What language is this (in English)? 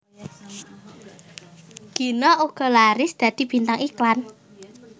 Javanese